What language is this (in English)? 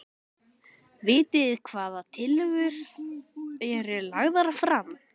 Icelandic